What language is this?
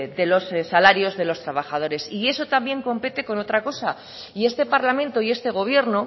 Spanish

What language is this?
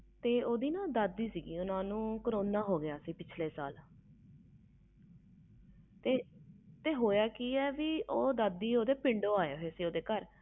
Punjabi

